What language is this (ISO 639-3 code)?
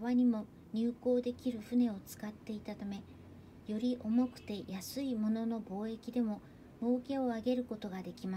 jpn